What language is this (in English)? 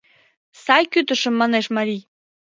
Mari